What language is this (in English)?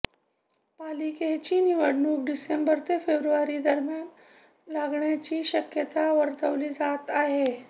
Marathi